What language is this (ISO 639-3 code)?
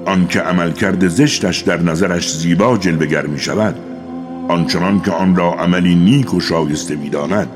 fas